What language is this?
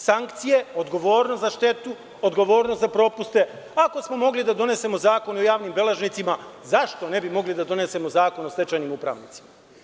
Serbian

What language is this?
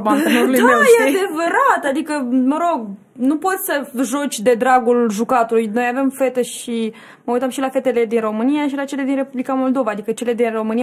Romanian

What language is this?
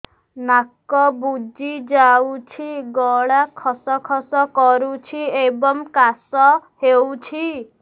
Odia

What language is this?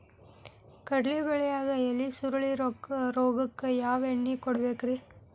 Kannada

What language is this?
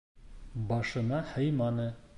Bashkir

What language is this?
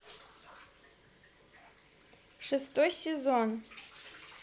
Russian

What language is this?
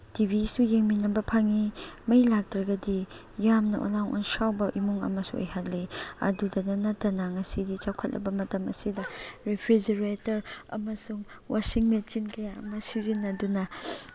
Manipuri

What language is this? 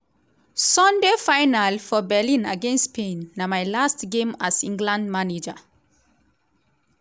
Nigerian Pidgin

